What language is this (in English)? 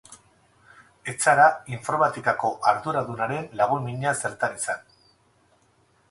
Basque